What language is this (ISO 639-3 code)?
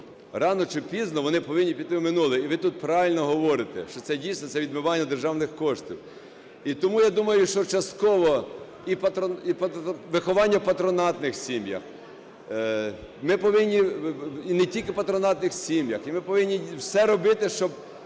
ukr